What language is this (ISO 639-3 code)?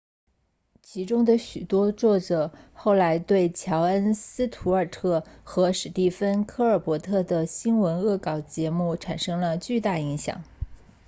zho